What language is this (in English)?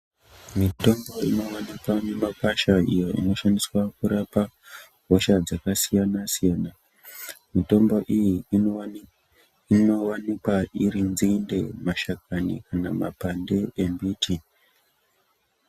Ndau